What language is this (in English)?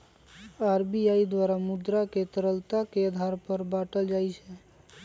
Magahi